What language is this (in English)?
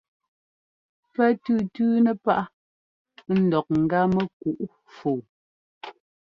Ngomba